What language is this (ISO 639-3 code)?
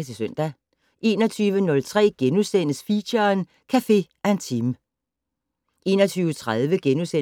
dan